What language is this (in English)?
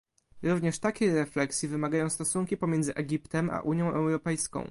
Polish